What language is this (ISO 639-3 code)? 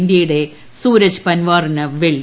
mal